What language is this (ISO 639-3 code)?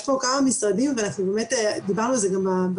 heb